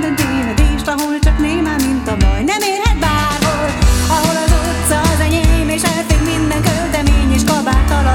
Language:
Hungarian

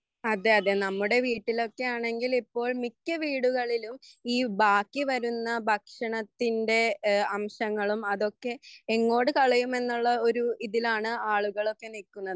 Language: Malayalam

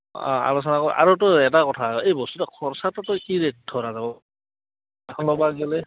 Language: Assamese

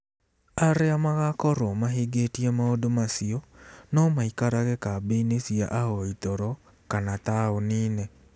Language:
Kikuyu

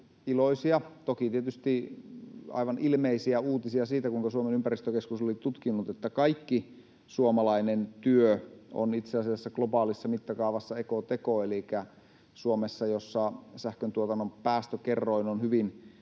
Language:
Finnish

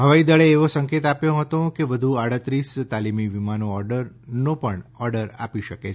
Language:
Gujarati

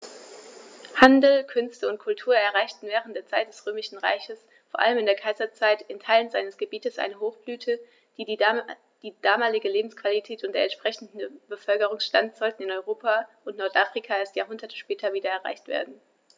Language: German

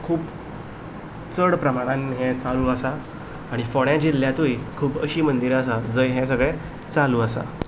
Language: Konkani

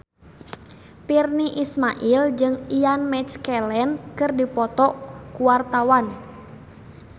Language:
Sundanese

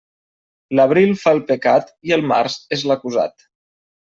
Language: Catalan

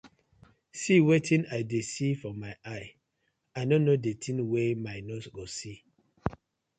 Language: Nigerian Pidgin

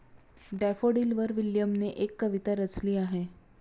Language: Marathi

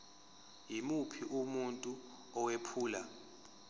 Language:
Zulu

